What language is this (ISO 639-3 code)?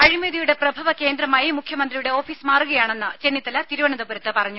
mal